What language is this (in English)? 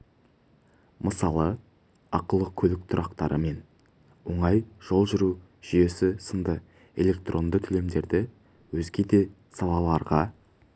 Kazakh